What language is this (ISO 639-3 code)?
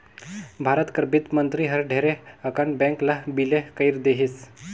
hne